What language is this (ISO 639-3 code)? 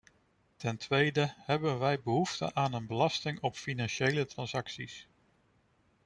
nld